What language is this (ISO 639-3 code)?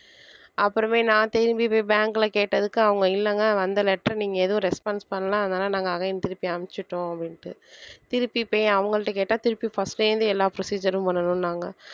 tam